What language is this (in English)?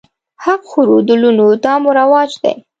Pashto